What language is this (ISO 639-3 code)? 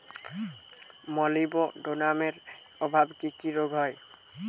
ben